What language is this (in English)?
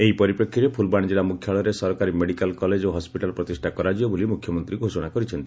Odia